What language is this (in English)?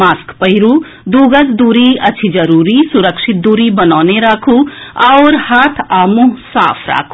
Maithili